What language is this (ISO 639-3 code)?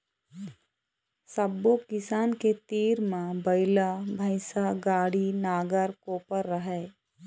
hne